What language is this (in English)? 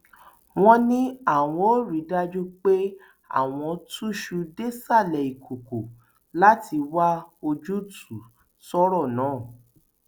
Yoruba